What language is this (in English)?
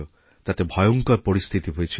Bangla